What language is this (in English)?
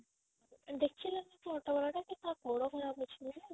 Odia